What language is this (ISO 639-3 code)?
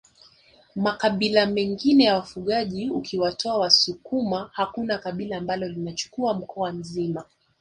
swa